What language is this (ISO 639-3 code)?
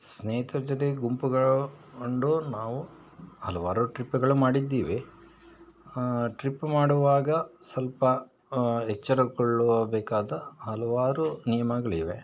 kan